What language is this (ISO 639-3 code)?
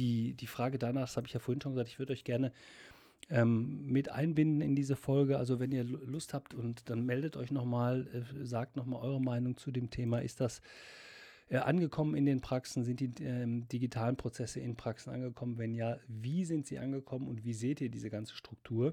deu